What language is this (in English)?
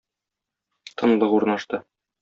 Tatar